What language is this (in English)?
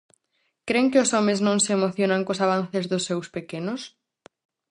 Galician